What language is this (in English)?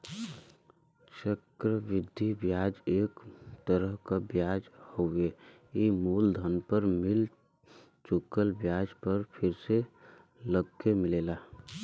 Bhojpuri